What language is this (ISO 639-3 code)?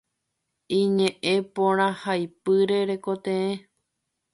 grn